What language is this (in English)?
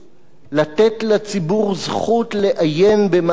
Hebrew